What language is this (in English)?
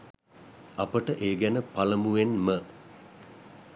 Sinhala